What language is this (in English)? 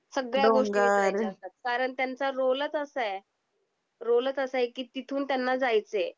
Marathi